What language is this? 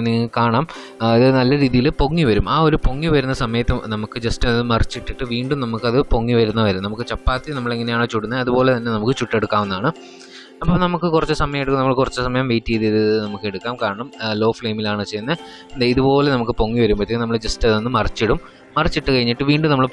Malayalam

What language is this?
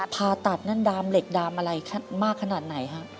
Thai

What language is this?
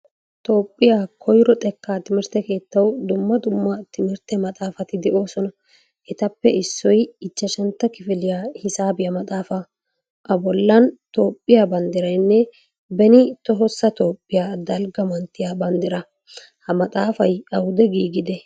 Wolaytta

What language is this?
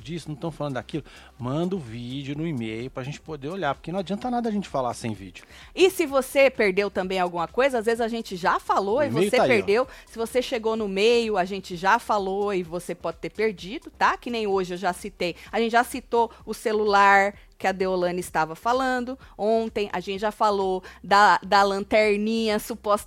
Portuguese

